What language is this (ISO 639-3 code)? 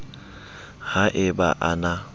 sot